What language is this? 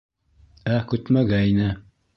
Bashkir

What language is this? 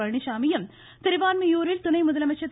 Tamil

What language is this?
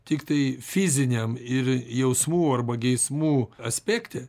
Lithuanian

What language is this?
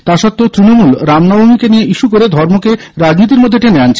Bangla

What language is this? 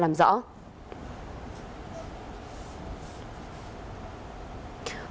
Vietnamese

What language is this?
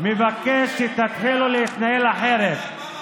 Hebrew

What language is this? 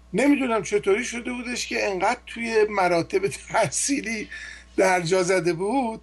Persian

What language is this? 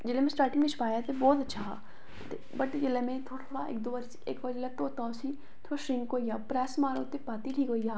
Dogri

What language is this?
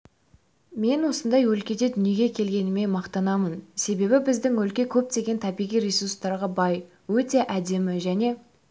Kazakh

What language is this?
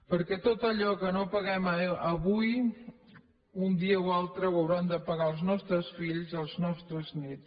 Catalan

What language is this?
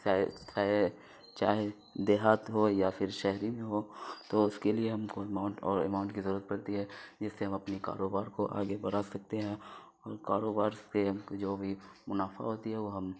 Urdu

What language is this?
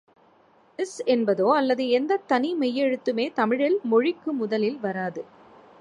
Tamil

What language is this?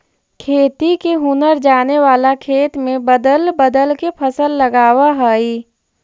Magahi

